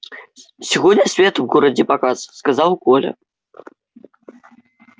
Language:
Russian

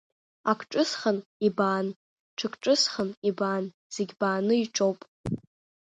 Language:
Abkhazian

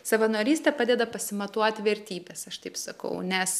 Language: Lithuanian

